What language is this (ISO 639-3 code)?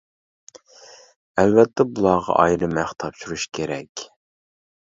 uig